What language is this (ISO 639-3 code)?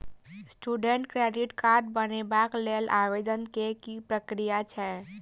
mai